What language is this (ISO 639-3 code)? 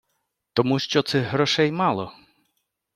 ukr